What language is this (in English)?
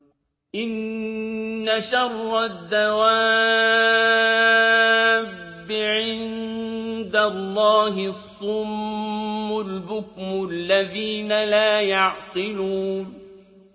Arabic